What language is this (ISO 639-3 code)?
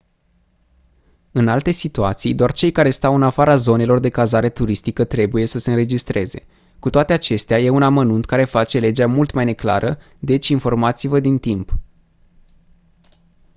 ron